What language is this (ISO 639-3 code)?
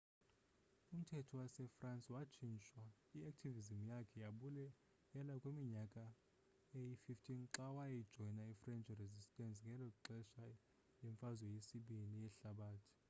xho